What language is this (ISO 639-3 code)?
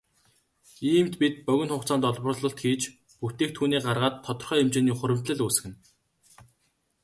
mon